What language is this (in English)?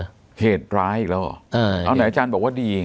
Thai